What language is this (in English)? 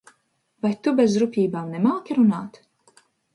Latvian